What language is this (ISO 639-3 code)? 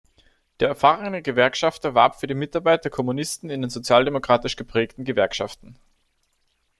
deu